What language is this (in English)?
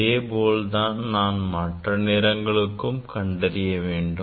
Tamil